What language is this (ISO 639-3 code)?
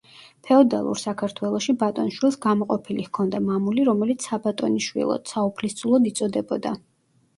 kat